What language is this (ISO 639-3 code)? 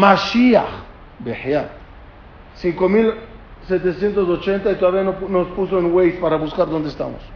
spa